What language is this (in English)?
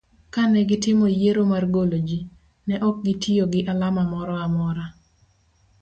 Luo (Kenya and Tanzania)